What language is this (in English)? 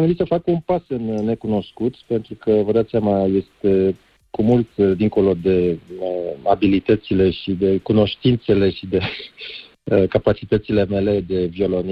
Romanian